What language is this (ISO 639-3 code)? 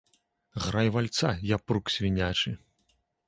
bel